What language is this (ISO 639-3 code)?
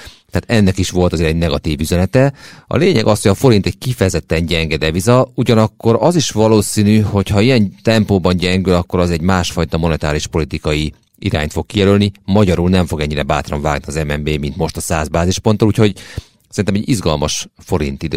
hun